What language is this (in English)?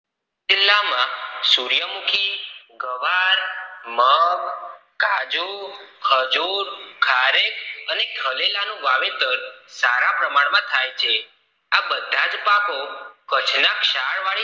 Gujarati